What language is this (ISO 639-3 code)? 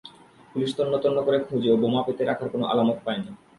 ben